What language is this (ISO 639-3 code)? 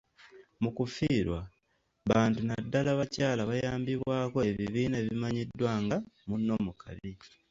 lug